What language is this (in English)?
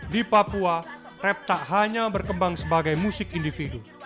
Indonesian